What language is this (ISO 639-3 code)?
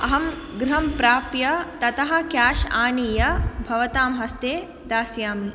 san